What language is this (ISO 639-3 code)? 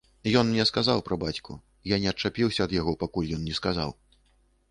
bel